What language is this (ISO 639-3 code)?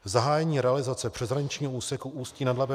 ces